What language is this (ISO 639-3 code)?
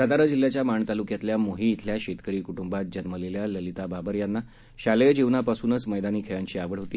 mar